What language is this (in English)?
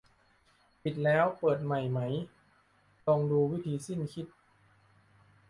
Thai